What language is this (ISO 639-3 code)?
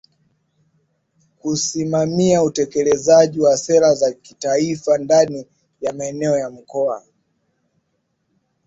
swa